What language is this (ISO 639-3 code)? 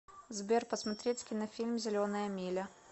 rus